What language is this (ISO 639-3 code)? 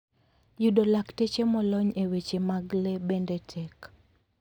luo